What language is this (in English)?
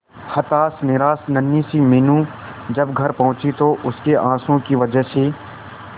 Hindi